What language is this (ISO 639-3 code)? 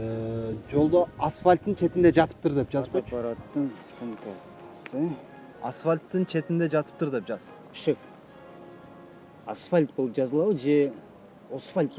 tur